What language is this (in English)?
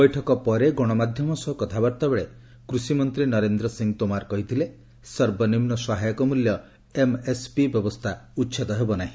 Odia